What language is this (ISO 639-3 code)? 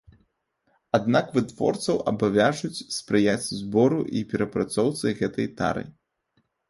bel